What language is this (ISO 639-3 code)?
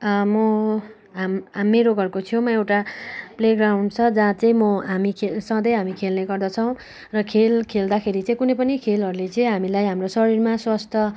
nep